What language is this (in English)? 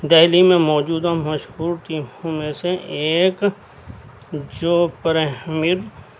Urdu